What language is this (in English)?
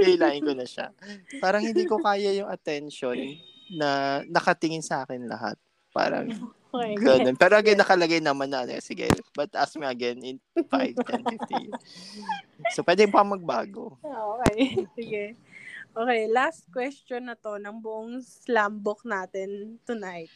Filipino